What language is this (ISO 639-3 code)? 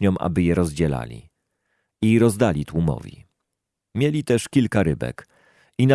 pol